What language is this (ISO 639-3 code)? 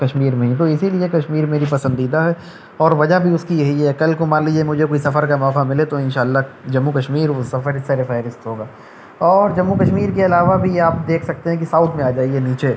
urd